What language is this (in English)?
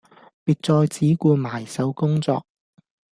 Cantonese